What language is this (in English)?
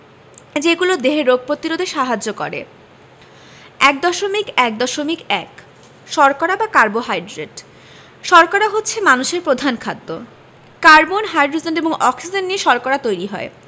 Bangla